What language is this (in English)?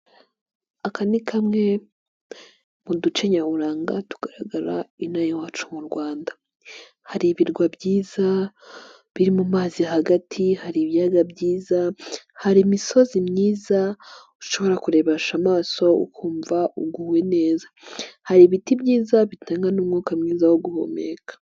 Kinyarwanda